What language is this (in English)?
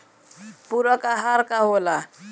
Bhojpuri